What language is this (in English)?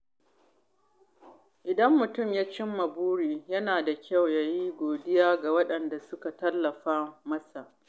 Hausa